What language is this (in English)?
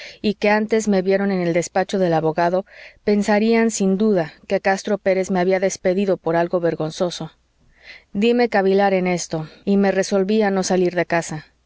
Spanish